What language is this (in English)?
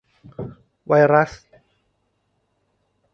Thai